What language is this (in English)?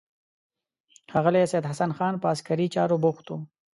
Pashto